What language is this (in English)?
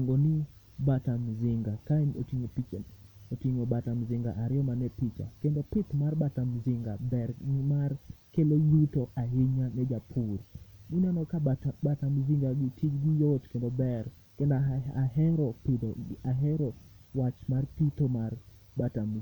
Luo (Kenya and Tanzania)